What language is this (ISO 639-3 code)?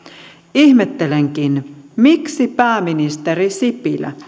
fin